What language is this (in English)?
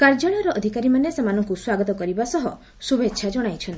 Odia